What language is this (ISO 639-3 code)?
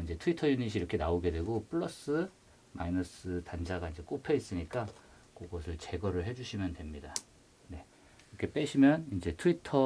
kor